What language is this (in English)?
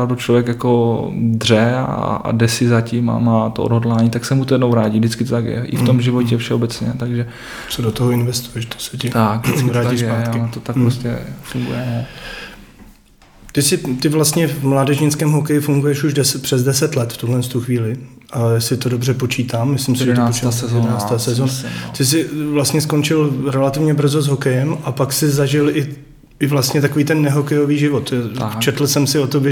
Czech